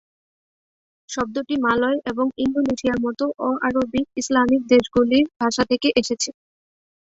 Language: Bangla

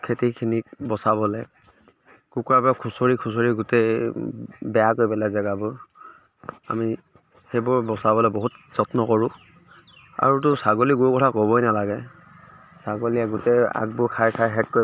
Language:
Assamese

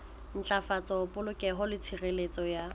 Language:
Southern Sotho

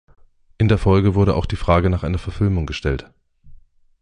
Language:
German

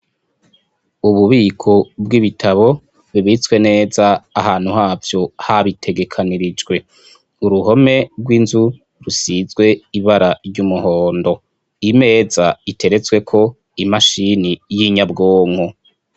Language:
Rundi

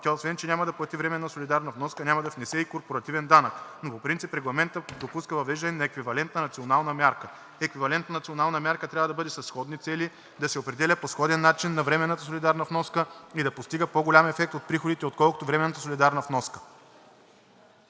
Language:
Bulgarian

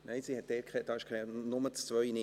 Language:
Swiss German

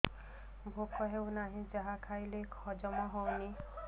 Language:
Odia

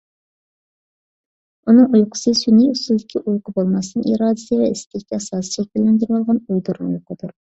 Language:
Uyghur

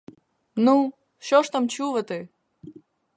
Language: Ukrainian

